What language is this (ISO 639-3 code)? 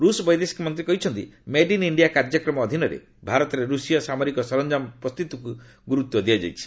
ori